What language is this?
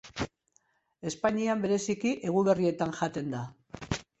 Basque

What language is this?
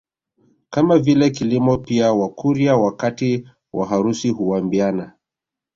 Swahili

